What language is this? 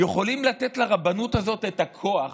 Hebrew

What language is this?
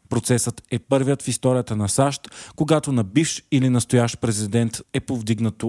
Bulgarian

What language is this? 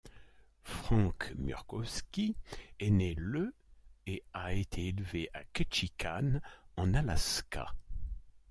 French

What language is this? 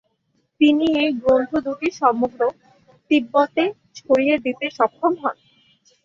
Bangla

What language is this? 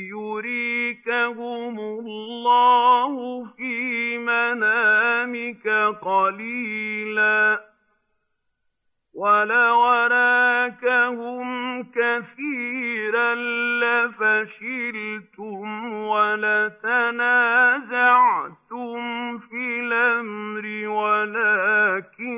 Arabic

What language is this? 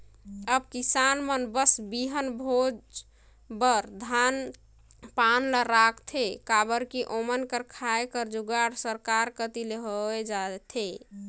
Chhattisgarhi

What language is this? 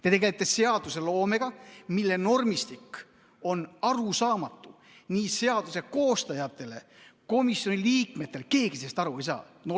Estonian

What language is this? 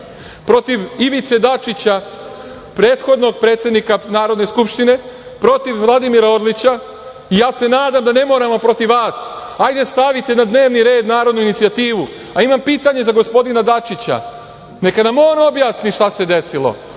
Serbian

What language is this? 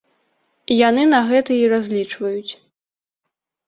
Belarusian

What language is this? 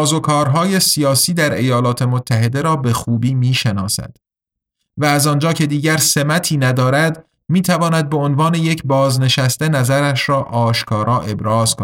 Persian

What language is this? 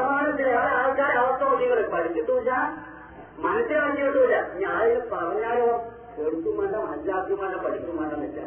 Malayalam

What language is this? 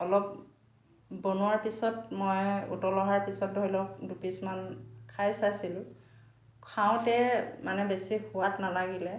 Assamese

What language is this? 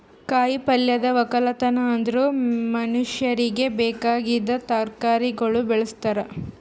Kannada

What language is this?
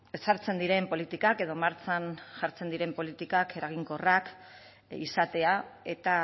Basque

